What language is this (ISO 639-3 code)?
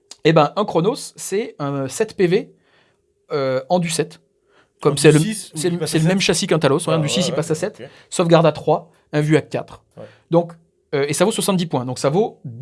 fra